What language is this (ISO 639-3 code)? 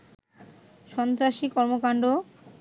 ben